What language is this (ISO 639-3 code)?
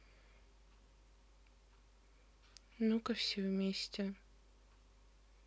rus